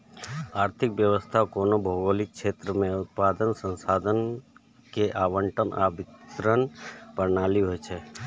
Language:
Maithili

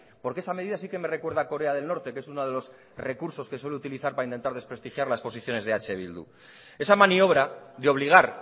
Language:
Spanish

